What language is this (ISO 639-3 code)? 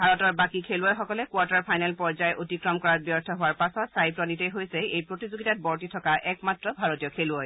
asm